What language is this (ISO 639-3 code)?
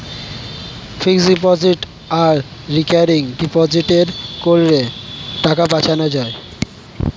ben